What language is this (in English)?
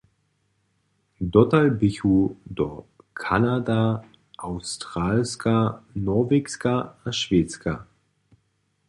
Upper Sorbian